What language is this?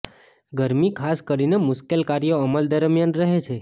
Gujarati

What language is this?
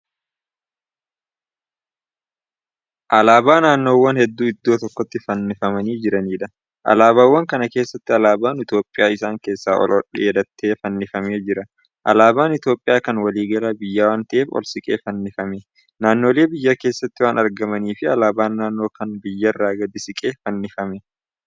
Oromo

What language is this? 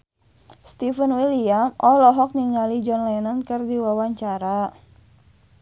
Sundanese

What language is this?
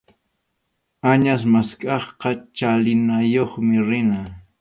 Arequipa-La Unión Quechua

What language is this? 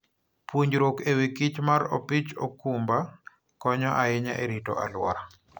Luo (Kenya and Tanzania)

